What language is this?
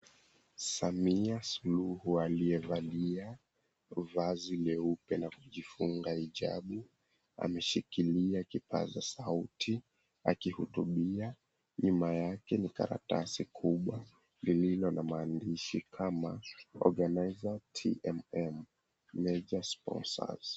Swahili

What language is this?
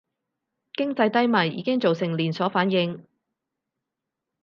Cantonese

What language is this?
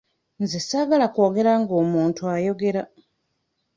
Ganda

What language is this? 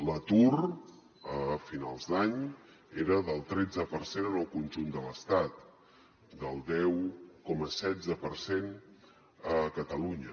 Catalan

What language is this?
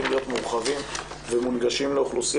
Hebrew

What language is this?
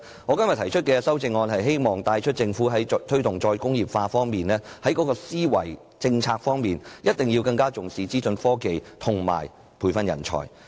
Cantonese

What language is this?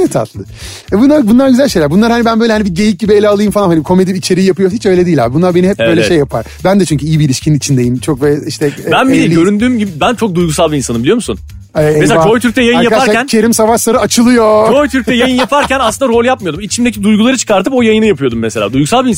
Turkish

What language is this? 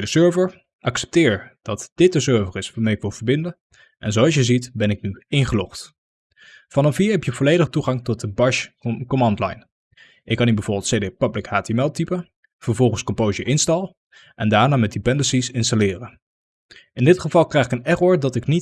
Dutch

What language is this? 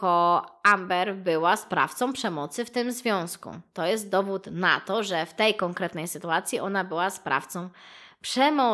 Polish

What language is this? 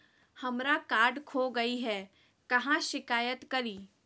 Magahi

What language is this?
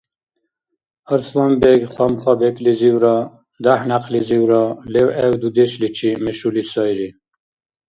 Dargwa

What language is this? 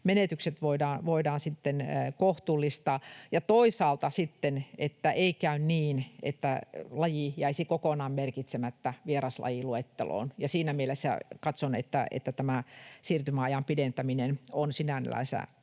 Finnish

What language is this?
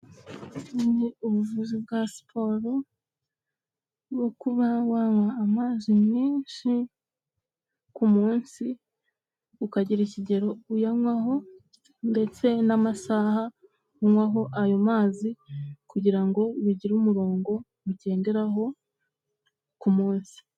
Kinyarwanda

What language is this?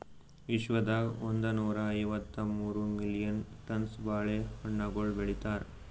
Kannada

